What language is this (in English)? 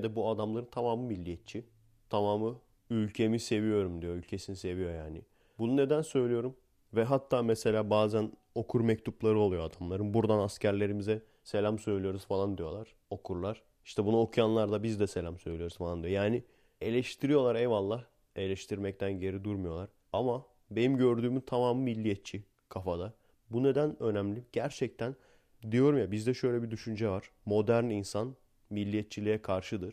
Turkish